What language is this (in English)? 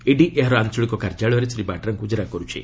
Odia